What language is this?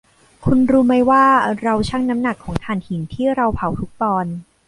Thai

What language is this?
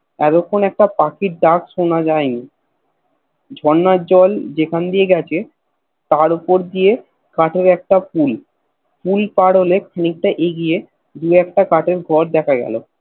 Bangla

